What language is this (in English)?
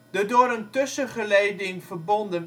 Dutch